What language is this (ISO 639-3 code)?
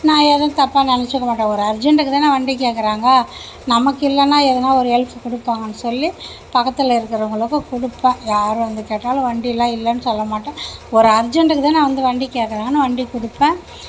tam